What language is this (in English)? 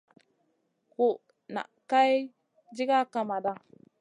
Masana